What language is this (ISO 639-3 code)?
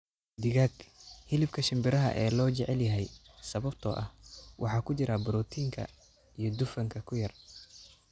som